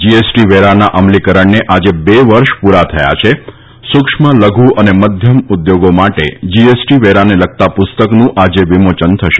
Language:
Gujarati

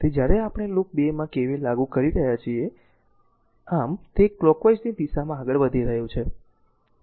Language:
Gujarati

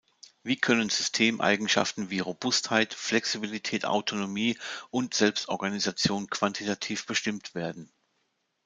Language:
German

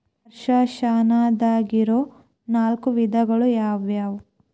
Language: Kannada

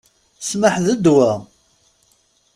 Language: Kabyle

